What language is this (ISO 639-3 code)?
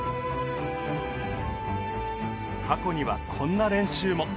jpn